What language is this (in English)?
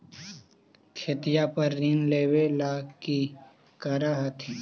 Magahi